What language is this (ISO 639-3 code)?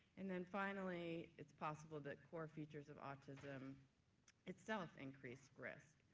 eng